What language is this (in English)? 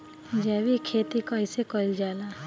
Bhojpuri